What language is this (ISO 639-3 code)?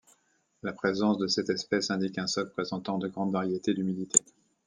fra